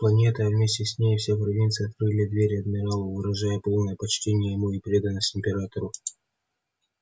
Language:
Russian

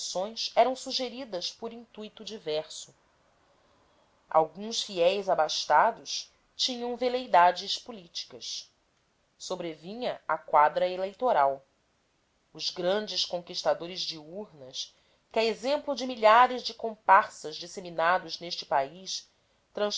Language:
Portuguese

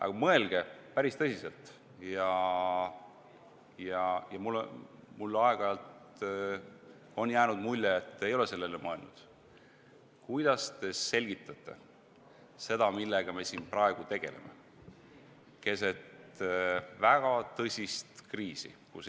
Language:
Estonian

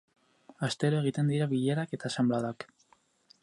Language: Basque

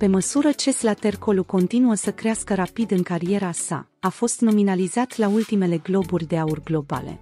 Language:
Romanian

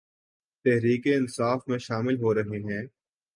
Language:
Urdu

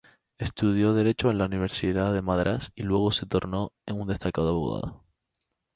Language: Spanish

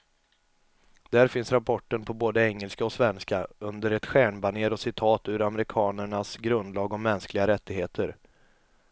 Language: Swedish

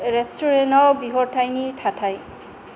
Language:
Bodo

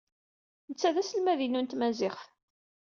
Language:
Kabyle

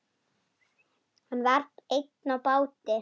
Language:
Icelandic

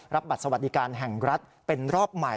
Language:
Thai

